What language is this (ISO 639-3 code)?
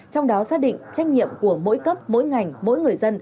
vie